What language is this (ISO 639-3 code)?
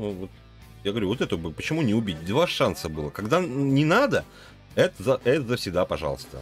rus